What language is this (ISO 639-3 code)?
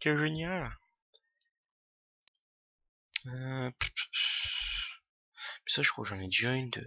fra